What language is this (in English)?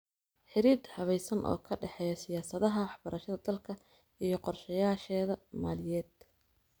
Somali